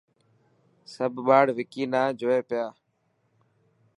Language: Dhatki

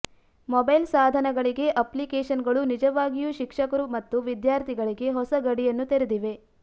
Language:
Kannada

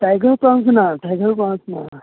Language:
Konkani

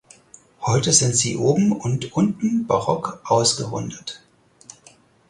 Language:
German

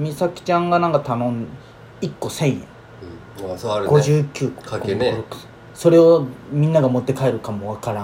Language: Japanese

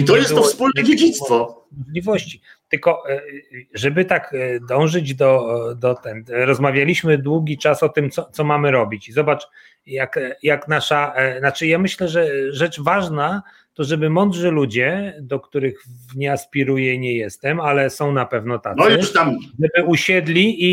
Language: Polish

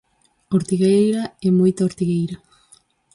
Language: Galician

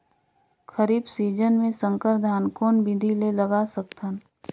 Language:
Chhattisgarhi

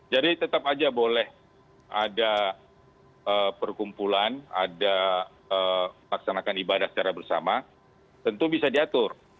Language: Indonesian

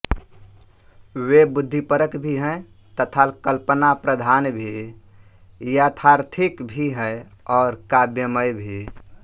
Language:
Hindi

